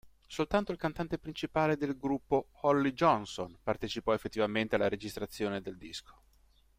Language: Italian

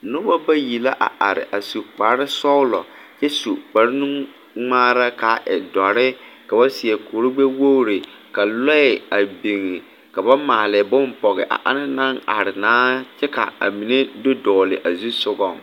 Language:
Southern Dagaare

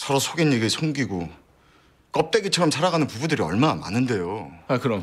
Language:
Korean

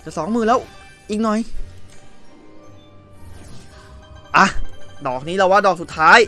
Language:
Thai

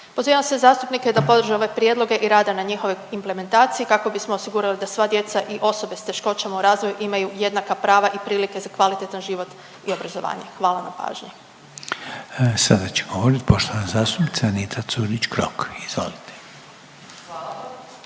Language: Croatian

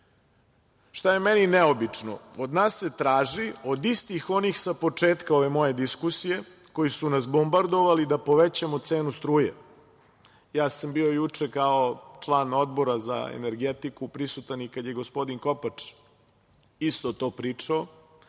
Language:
Serbian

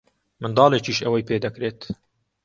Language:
Central Kurdish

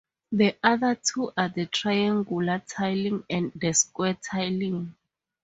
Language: English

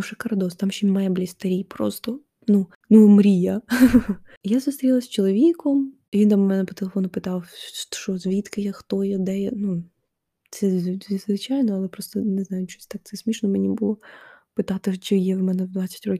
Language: Ukrainian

